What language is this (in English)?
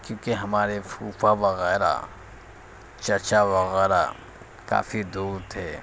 Urdu